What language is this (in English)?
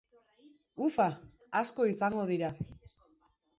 Basque